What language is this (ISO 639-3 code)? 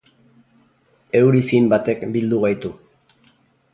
eus